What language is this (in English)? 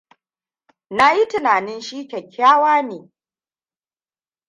Hausa